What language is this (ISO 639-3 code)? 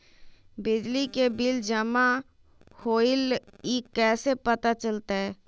mag